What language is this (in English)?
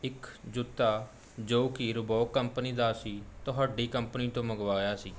Punjabi